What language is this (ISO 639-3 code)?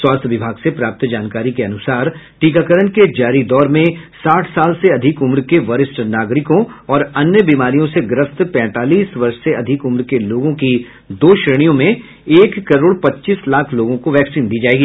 hin